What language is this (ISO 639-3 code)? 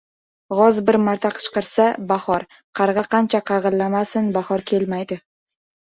uzb